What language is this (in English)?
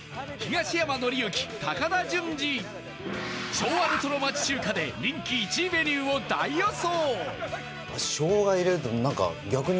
Japanese